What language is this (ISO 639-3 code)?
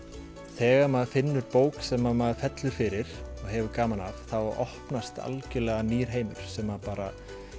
isl